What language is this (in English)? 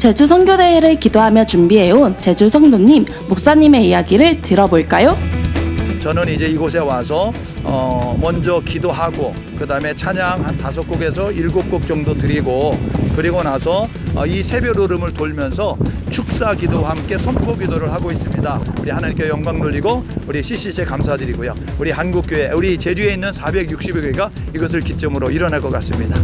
Korean